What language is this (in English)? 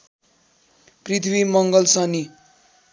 Nepali